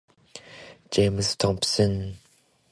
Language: Japanese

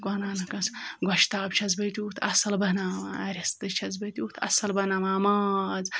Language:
Kashmiri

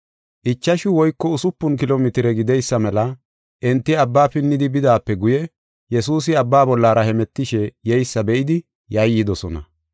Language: Gofa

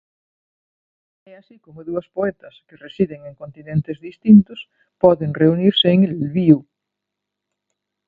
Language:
Galician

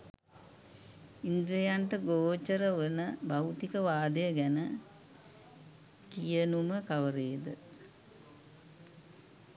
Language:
Sinhala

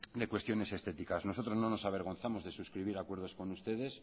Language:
Spanish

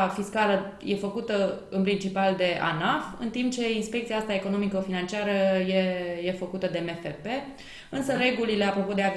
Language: Romanian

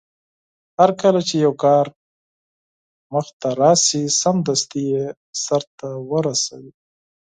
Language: Pashto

